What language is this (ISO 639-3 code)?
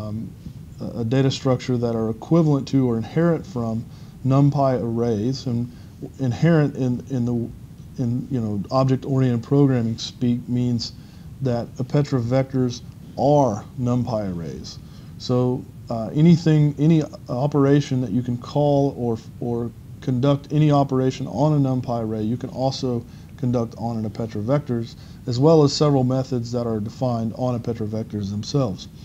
eng